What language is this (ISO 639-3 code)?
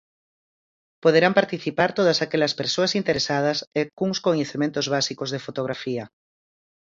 glg